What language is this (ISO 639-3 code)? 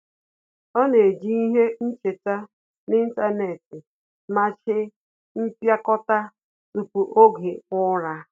ibo